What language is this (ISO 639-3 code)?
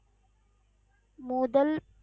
tam